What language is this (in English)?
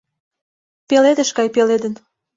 Mari